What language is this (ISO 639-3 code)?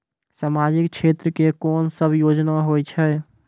mai